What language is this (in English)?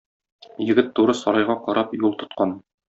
Tatar